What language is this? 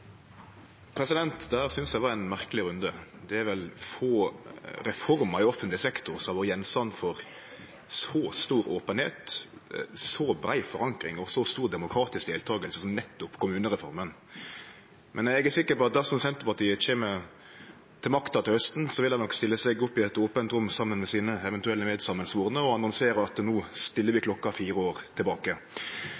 Norwegian Nynorsk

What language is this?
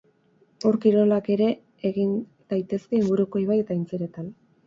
Basque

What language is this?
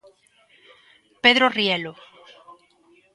Galician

